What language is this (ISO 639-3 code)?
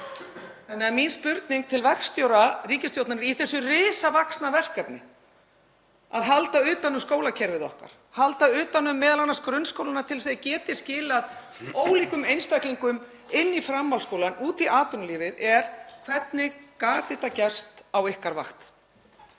isl